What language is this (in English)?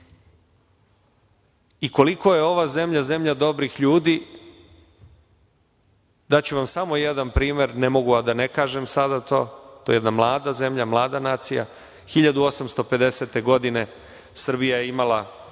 Serbian